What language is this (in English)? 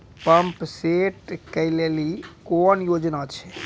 Maithili